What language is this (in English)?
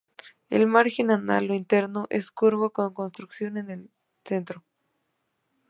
Spanish